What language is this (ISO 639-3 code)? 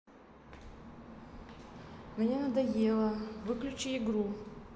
rus